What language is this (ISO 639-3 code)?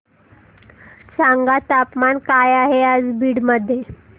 mar